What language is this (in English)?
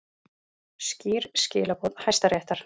Icelandic